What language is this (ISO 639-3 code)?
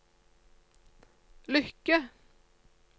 nor